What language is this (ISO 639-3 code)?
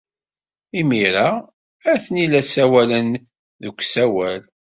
kab